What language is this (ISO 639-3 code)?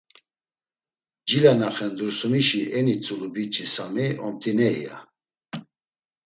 lzz